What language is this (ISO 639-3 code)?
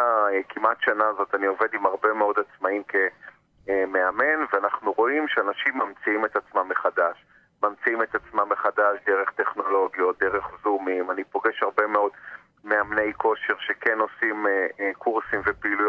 heb